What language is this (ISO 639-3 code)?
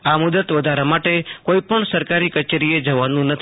guj